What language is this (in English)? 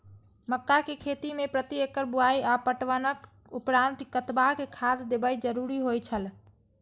Maithili